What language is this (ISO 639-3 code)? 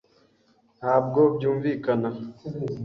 kin